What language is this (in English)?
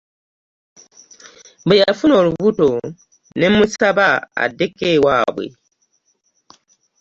Ganda